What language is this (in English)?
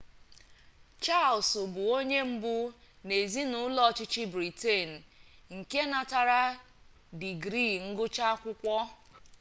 Igbo